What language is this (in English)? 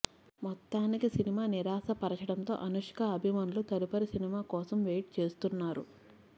Telugu